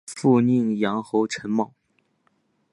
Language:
Chinese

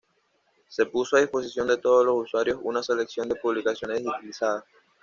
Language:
Spanish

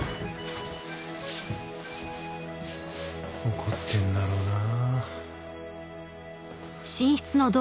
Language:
Japanese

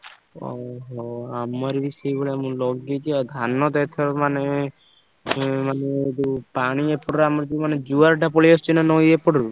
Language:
Odia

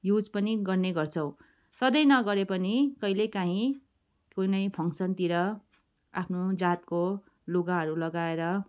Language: Nepali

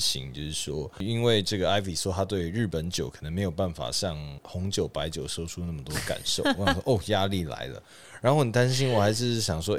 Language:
Chinese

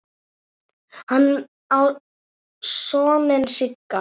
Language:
Icelandic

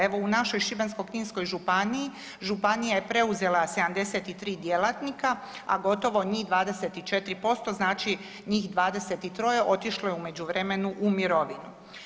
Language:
Croatian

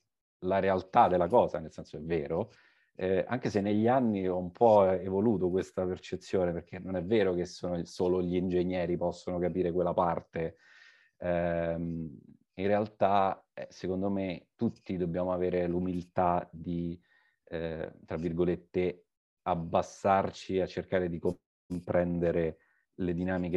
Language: Italian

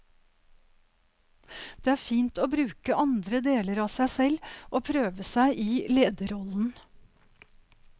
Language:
Norwegian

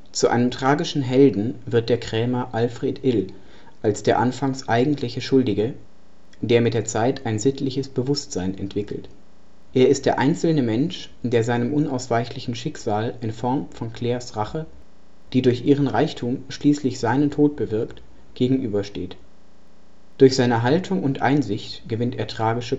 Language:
German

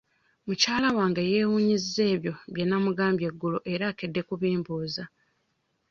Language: Ganda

